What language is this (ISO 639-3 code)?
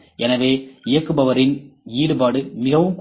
tam